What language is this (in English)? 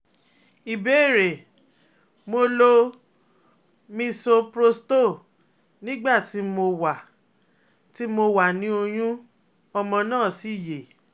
Yoruba